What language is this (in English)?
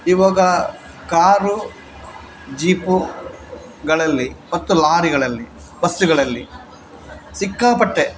Kannada